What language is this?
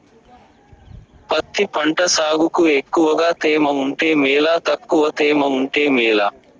Telugu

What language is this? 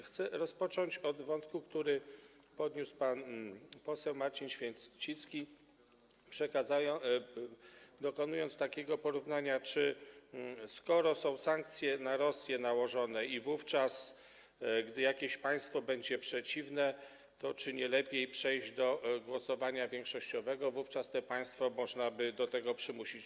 Polish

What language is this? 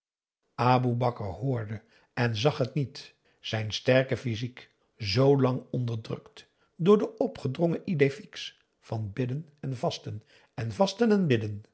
Dutch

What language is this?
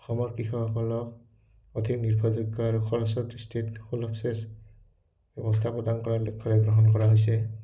Assamese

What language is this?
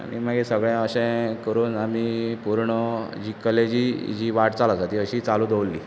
Konkani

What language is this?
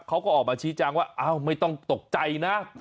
Thai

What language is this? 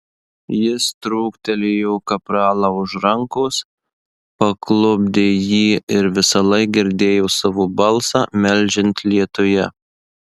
Lithuanian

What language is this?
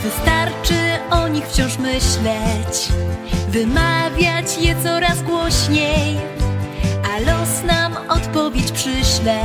Polish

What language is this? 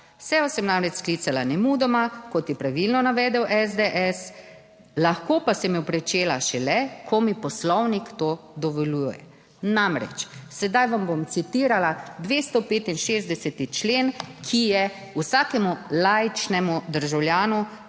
Slovenian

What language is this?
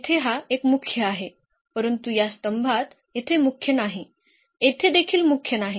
Marathi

